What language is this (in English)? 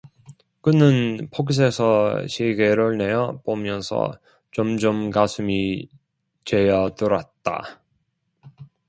Korean